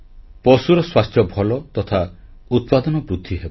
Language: Odia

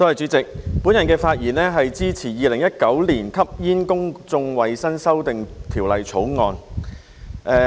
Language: Cantonese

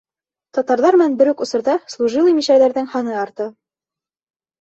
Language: Bashkir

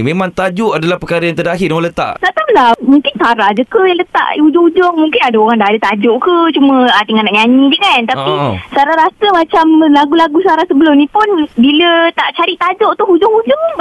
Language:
Malay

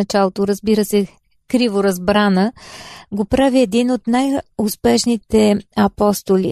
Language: Bulgarian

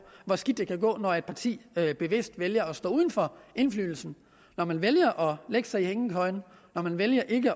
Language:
Danish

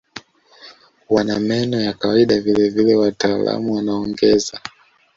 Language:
Swahili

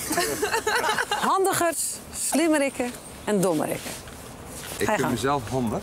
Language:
Dutch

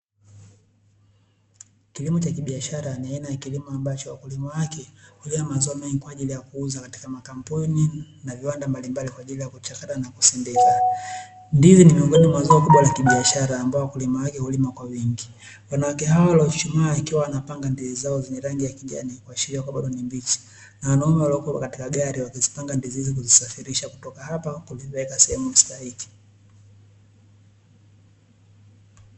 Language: Swahili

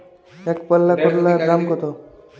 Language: Bangla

